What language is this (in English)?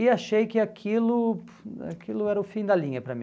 Portuguese